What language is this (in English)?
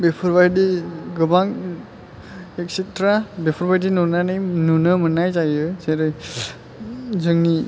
Bodo